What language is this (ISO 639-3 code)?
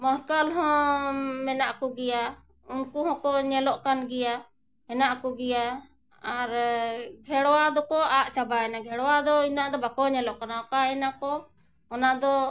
sat